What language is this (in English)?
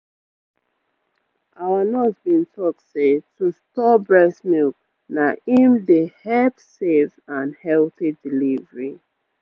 Nigerian Pidgin